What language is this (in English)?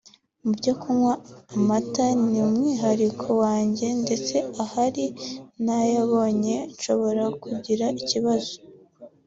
Kinyarwanda